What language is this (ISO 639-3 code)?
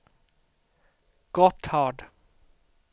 swe